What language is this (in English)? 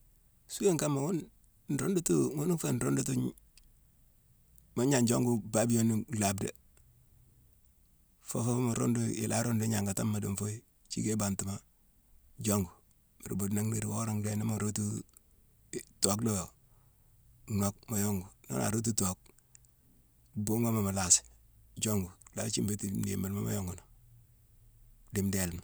Mansoanka